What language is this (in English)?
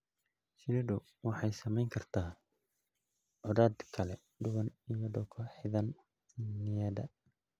Somali